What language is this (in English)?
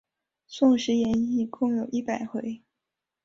Chinese